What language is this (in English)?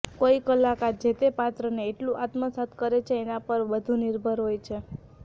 Gujarati